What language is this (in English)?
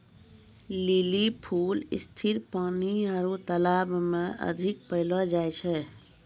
Maithili